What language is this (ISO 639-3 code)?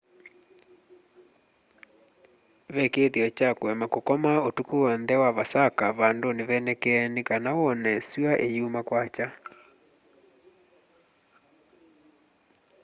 kam